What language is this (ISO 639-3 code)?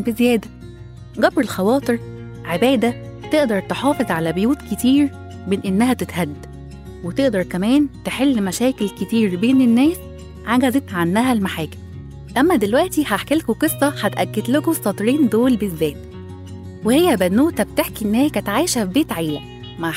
ara